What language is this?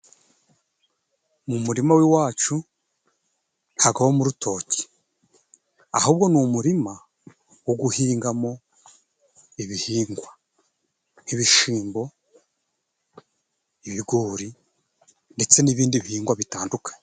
Kinyarwanda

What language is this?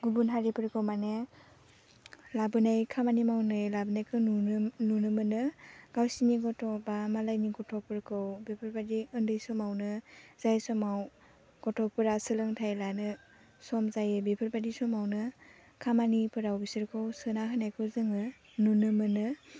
Bodo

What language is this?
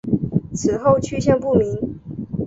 Chinese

